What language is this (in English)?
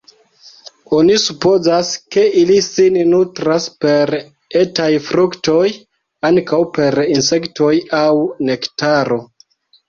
Esperanto